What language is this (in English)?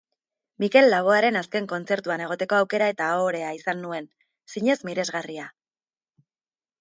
Basque